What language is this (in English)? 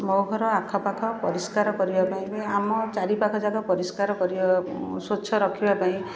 Odia